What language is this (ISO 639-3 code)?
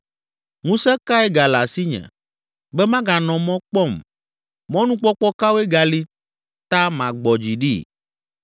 ewe